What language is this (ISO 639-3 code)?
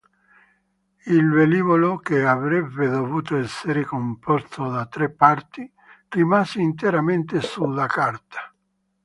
ita